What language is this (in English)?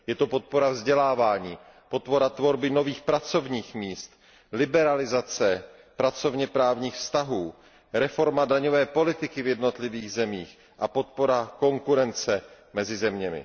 Czech